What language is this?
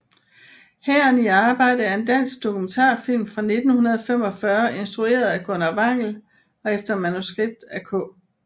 Danish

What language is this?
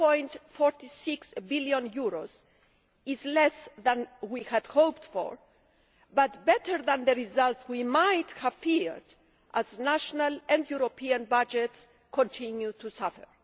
English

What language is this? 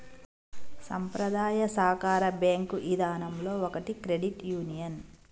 Telugu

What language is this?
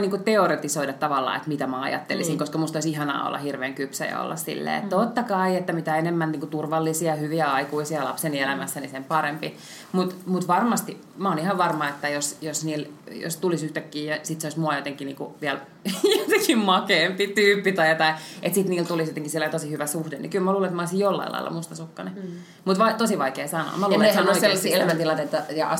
Finnish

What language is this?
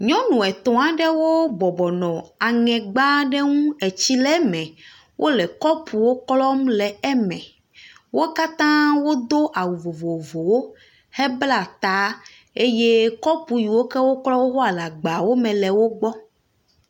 Ewe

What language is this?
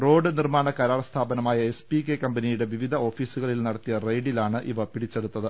Malayalam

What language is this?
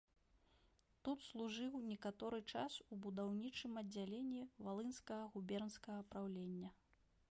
Belarusian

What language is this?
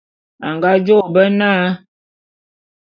Bulu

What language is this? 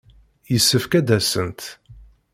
Kabyle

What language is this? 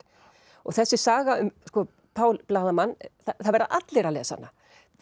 Icelandic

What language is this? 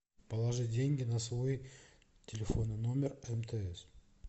Russian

